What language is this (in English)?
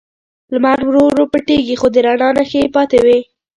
Pashto